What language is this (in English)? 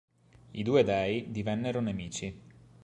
Italian